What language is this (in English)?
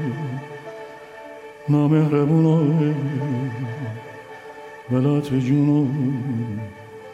Persian